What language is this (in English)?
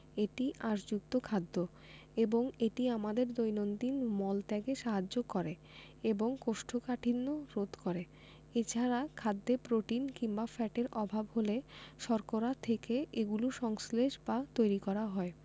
Bangla